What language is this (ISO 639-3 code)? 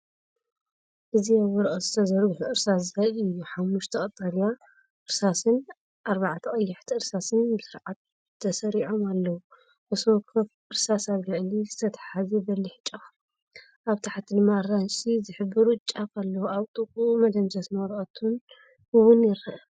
tir